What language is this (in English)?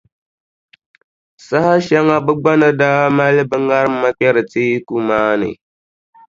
Dagbani